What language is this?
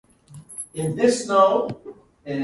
English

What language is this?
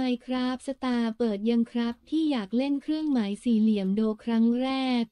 Thai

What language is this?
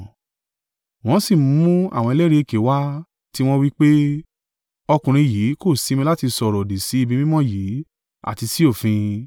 Yoruba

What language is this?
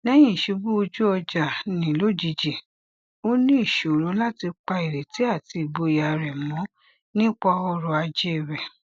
Yoruba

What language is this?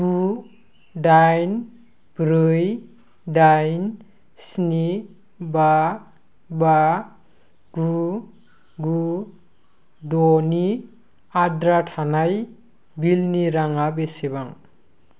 Bodo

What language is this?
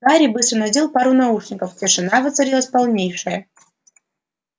Russian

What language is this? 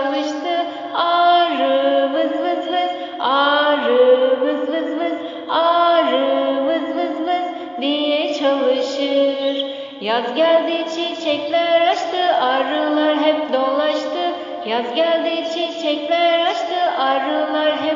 Turkish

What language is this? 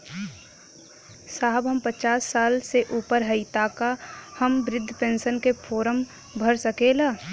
Bhojpuri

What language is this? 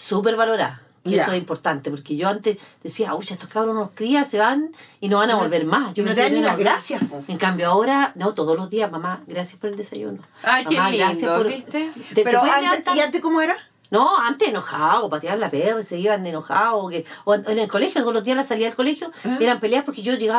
Spanish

